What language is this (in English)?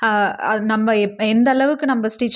Tamil